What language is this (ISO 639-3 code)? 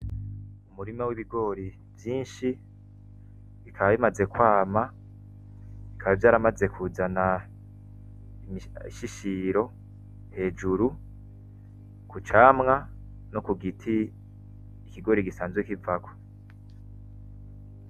run